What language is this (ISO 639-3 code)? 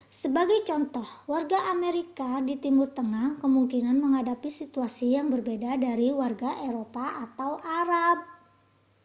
ind